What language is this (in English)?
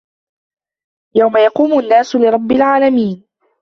Arabic